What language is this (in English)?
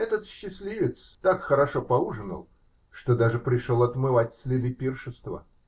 Russian